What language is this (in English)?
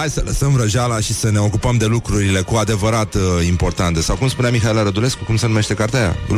Romanian